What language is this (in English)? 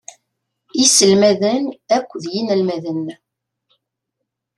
Kabyle